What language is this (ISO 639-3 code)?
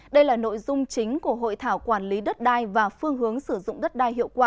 vie